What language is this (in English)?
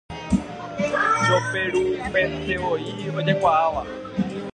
Guarani